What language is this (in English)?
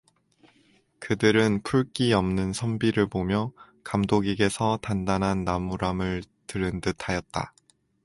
Korean